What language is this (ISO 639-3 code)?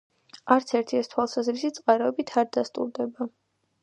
kat